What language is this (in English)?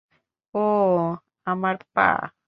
Bangla